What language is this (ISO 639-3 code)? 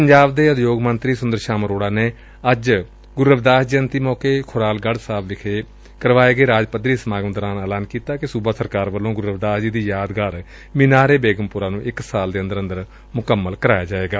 pan